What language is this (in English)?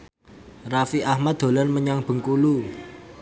Javanese